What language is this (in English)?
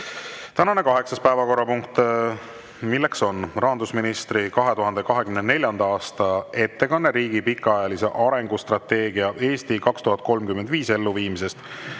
Estonian